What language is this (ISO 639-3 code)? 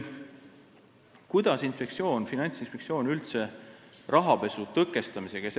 est